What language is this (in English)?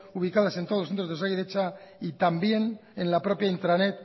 Spanish